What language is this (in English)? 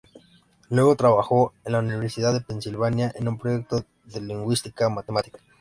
Spanish